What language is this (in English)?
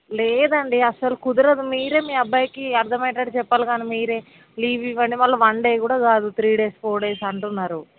Telugu